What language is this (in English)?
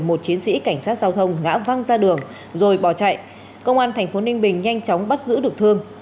Vietnamese